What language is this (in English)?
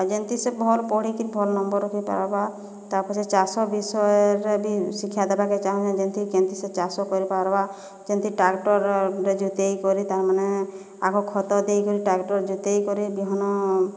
Odia